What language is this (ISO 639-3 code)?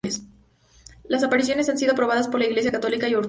spa